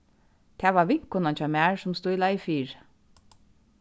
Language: Faroese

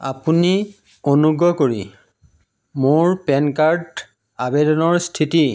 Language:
Assamese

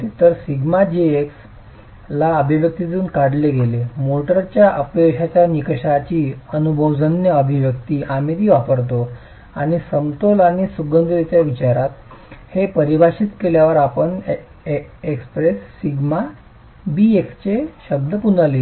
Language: Marathi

